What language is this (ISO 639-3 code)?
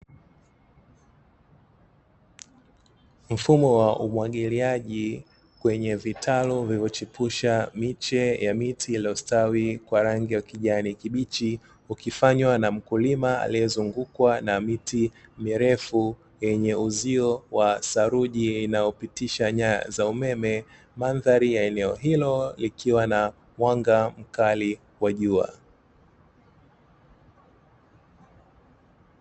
swa